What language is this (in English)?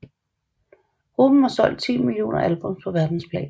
Danish